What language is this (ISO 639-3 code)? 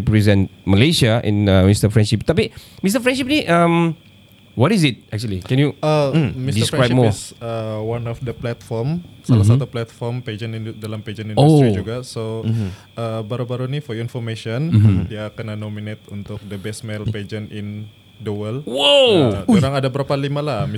msa